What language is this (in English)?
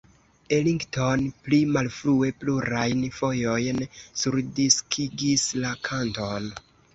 Esperanto